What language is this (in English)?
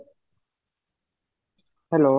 Odia